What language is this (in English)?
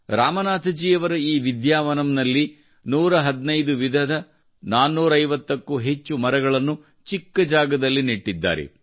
Kannada